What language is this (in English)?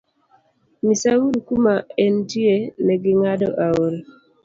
Luo (Kenya and Tanzania)